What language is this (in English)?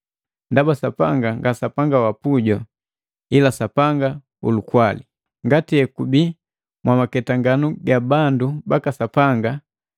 Matengo